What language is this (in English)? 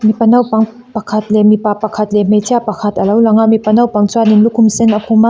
Mizo